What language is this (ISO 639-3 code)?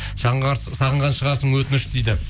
kaz